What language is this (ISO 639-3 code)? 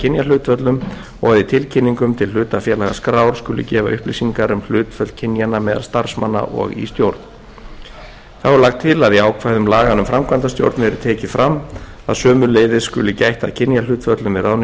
isl